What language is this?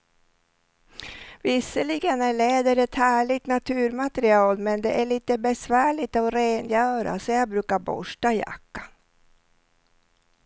Swedish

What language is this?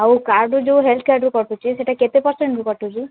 Odia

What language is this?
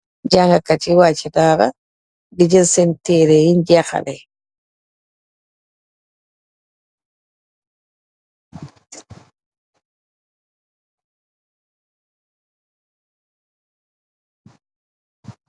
Wolof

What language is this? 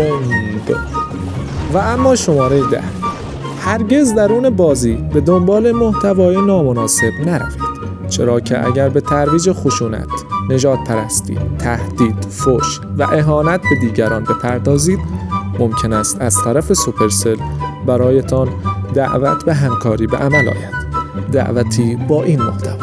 Persian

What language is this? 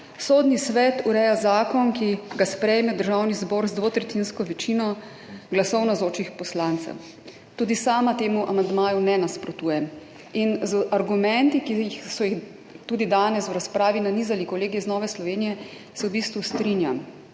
Slovenian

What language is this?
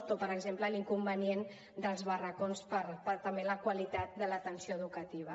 Catalan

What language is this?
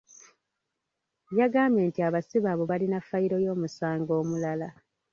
Ganda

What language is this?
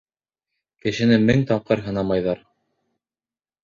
Bashkir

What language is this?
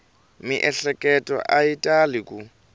Tsonga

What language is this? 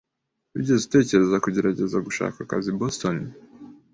Kinyarwanda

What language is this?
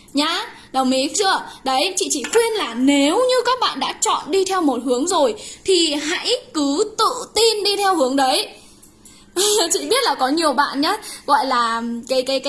Vietnamese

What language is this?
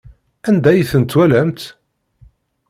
Kabyle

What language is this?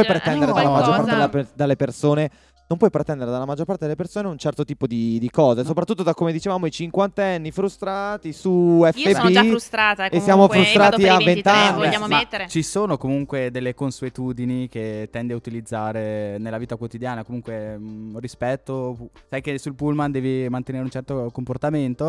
Italian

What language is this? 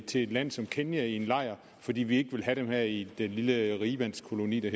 Danish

